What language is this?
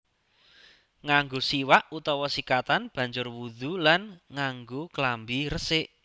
Javanese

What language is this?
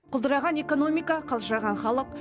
Kazakh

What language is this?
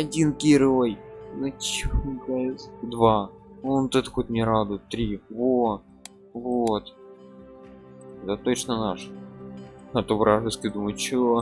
Russian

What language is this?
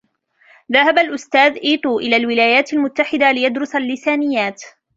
Arabic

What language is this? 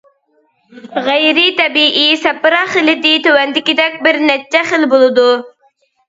Uyghur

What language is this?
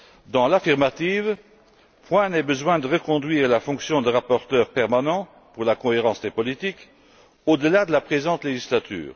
French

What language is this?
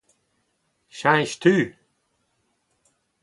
Breton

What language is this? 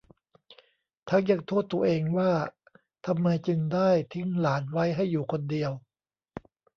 Thai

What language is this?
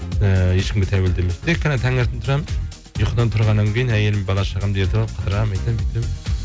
Kazakh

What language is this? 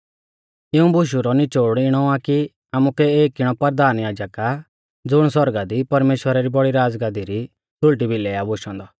Mahasu Pahari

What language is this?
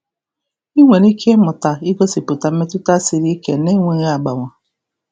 Igbo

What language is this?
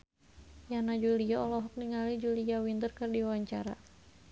Sundanese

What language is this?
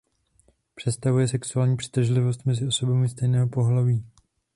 Czech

